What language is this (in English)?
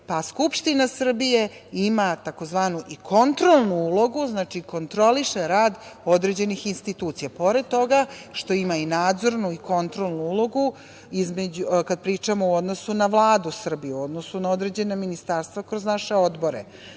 Serbian